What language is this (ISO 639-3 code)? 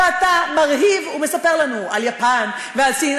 heb